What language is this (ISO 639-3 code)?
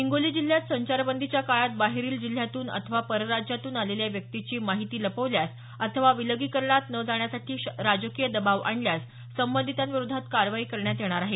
mar